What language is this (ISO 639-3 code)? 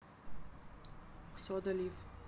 rus